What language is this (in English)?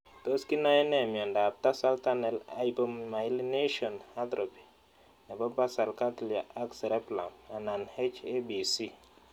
Kalenjin